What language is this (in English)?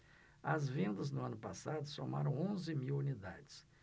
Portuguese